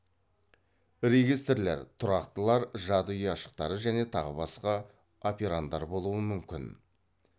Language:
Kazakh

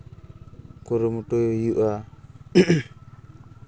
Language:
Santali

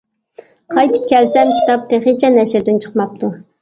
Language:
Uyghur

